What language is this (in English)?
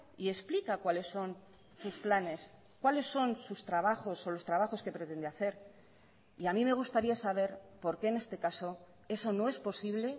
Spanish